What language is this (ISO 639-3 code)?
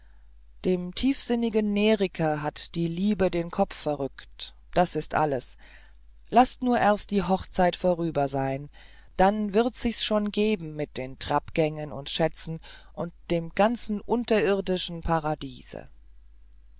deu